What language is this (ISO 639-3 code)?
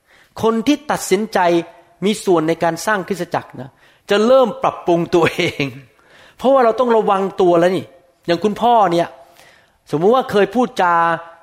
tha